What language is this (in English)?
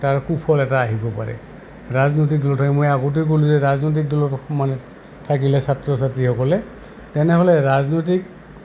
Assamese